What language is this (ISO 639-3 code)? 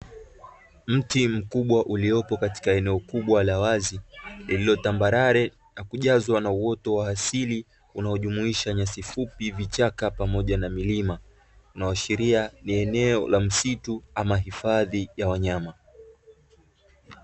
swa